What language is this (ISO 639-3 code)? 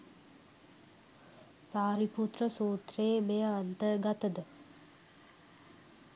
sin